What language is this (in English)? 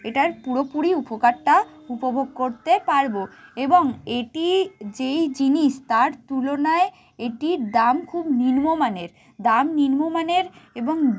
Bangla